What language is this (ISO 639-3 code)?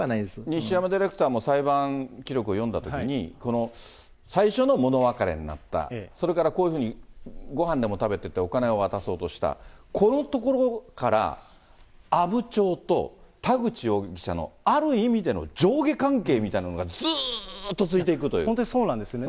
jpn